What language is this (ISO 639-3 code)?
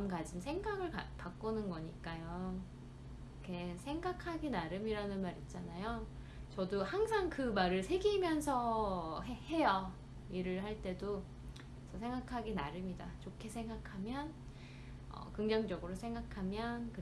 kor